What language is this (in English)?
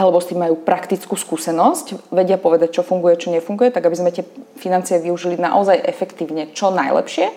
Slovak